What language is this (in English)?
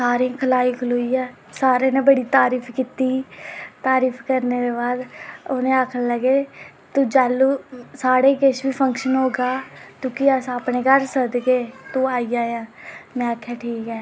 Dogri